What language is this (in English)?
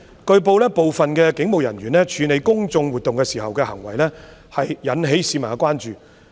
Cantonese